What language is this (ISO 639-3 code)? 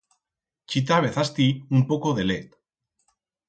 arg